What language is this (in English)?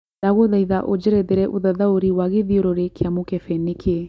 Kikuyu